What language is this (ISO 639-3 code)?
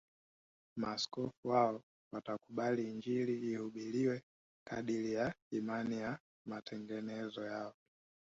swa